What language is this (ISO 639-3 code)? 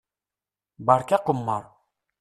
kab